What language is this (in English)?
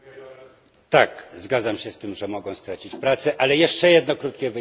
Polish